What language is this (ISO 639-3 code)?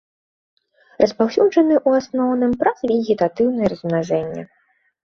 bel